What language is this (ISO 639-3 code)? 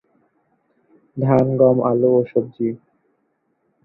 ben